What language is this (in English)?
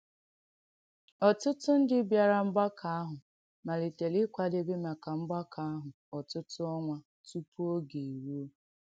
Igbo